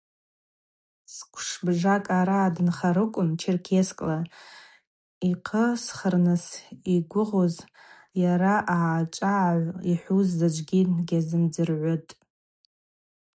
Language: Abaza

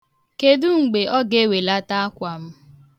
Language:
Igbo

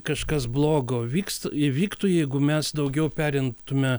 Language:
Lithuanian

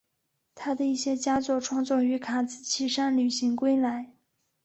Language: Chinese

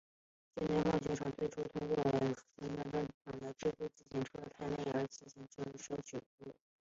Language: Chinese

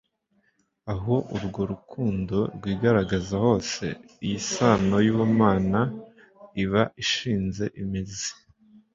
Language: Kinyarwanda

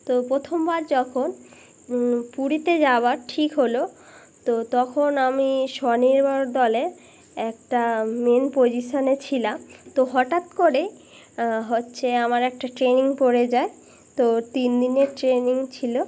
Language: Bangla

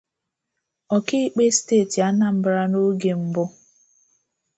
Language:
Igbo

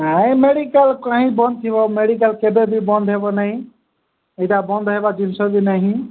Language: Odia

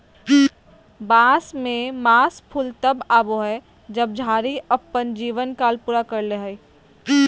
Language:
Magahi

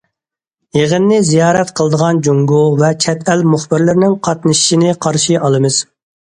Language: Uyghur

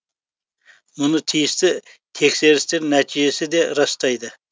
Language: Kazakh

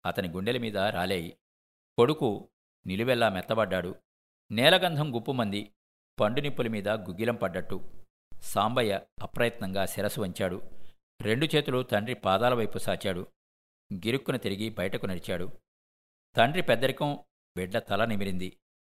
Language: Telugu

